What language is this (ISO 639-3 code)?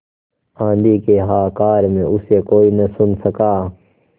hin